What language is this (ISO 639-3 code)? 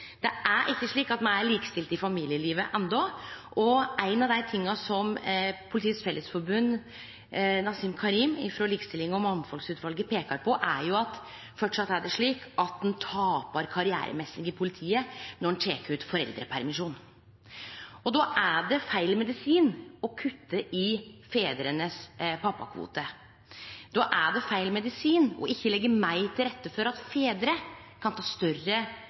nno